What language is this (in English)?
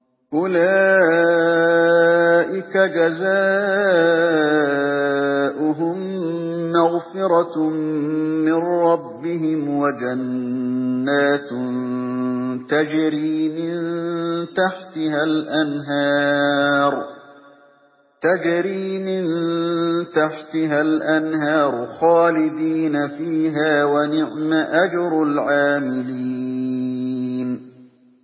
Arabic